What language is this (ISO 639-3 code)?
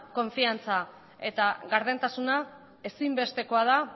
eus